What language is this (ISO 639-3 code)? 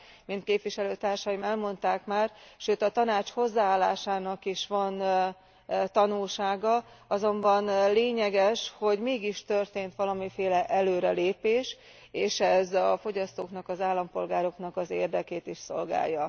hun